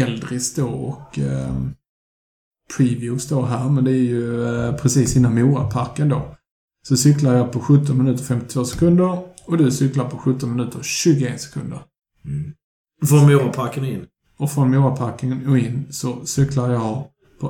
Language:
Swedish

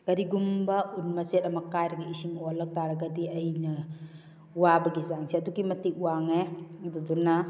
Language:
Manipuri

